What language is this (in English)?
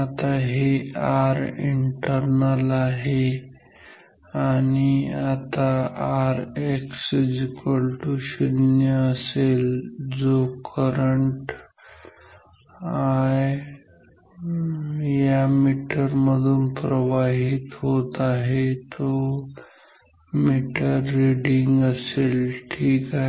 Marathi